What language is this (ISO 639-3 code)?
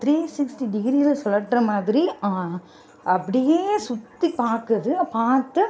tam